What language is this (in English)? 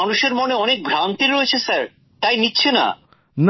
Bangla